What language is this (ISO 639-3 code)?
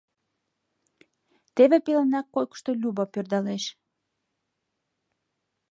chm